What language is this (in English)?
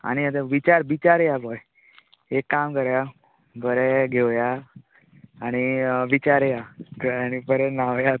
Konkani